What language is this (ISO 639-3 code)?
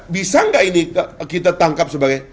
ind